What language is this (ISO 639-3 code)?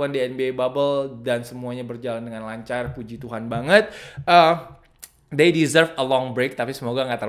ind